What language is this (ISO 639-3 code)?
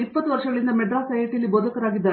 kan